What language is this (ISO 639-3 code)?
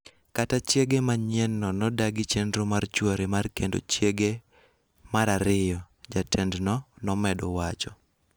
luo